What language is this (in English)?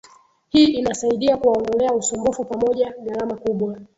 Swahili